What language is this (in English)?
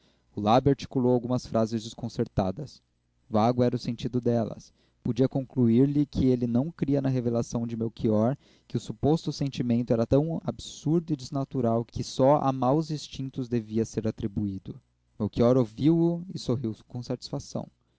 Portuguese